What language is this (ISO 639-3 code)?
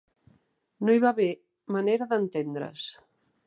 cat